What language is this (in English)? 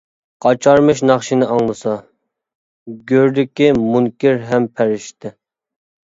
Uyghur